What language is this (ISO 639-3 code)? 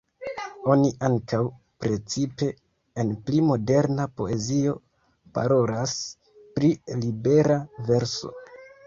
epo